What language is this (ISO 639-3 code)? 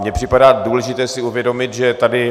ces